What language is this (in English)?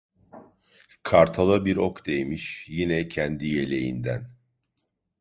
Turkish